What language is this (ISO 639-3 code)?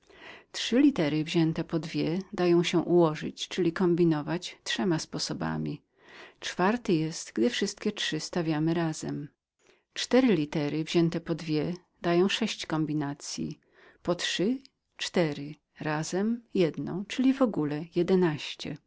pol